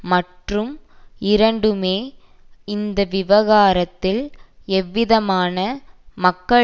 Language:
Tamil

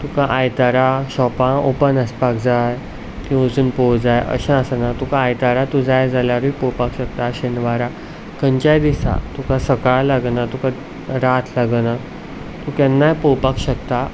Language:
Konkani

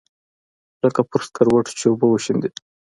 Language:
Pashto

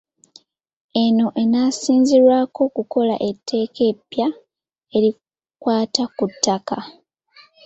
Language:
Ganda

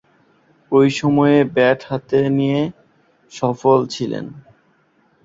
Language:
Bangla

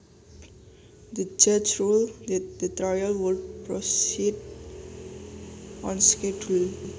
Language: Javanese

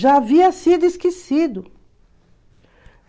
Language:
Portuguese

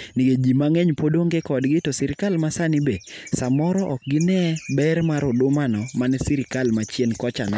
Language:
Luo (Kenya and Tanzania)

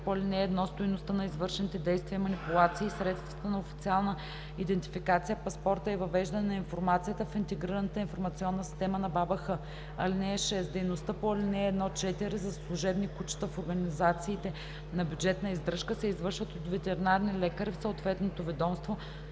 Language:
Bulgarian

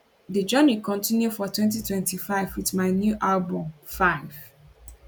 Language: Nigerian Pidgin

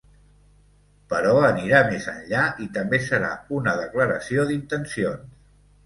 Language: Catalan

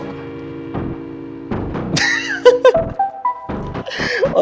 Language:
Indonesian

